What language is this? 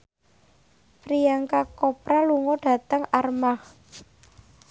Javanese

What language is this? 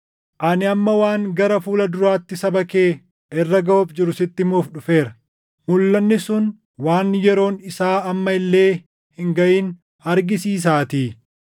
Oromo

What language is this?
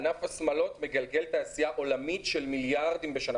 Hebrew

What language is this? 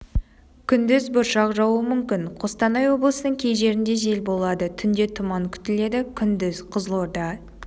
Kazakh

